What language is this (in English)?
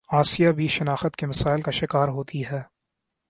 Urdu